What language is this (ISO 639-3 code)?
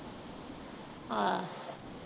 pan